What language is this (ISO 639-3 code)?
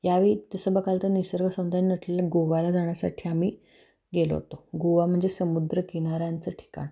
mar